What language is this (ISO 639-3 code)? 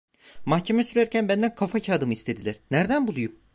tur